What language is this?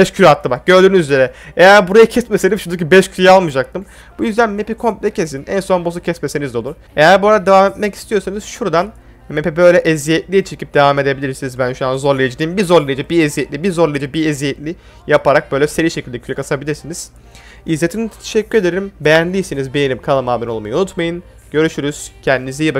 Turkish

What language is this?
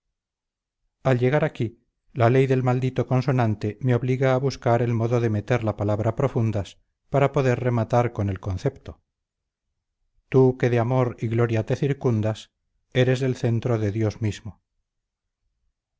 Spanish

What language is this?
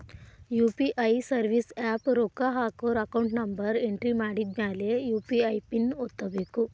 Kannada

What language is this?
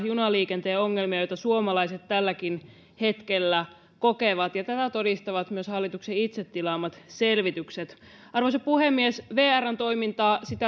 Finnish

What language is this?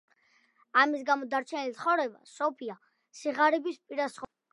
Georgian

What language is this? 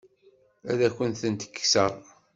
Kabyle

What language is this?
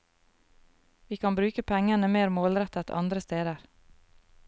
Norwegian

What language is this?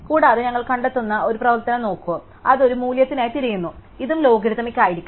Malayalam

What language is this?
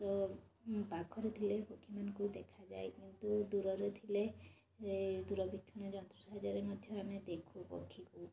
Odia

